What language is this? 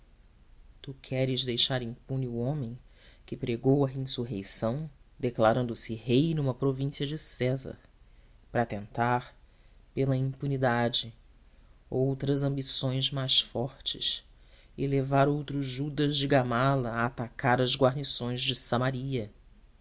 Portuguese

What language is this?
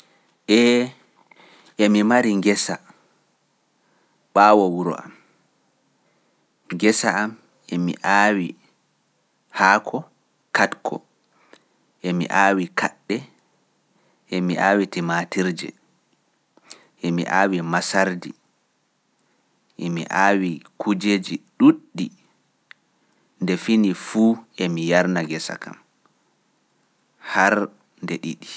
Pular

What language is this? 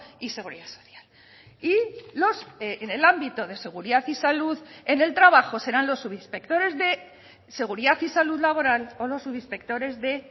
Spanish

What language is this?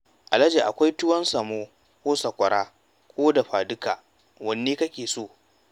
Hausa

